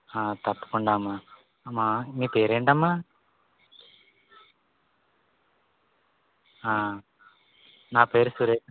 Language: Telugu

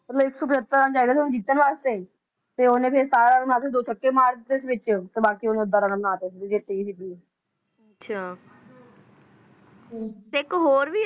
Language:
Punjabi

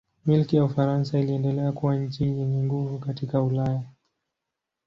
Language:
Swahili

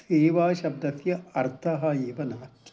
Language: Sanskrit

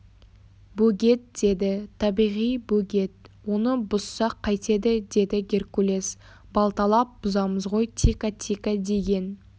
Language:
Kazakh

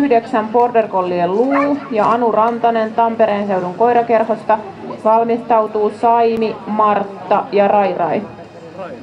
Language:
Finnish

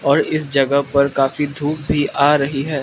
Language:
Hindi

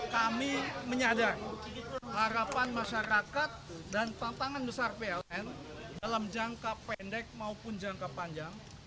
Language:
Indonesian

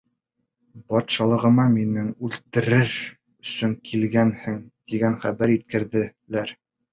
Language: Bashkir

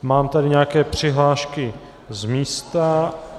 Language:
Czech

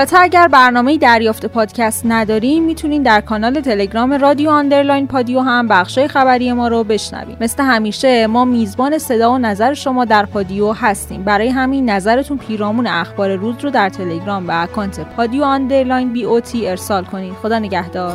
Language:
Persian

